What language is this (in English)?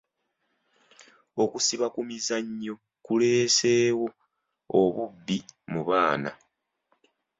Ganda